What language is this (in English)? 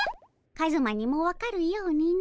Japanese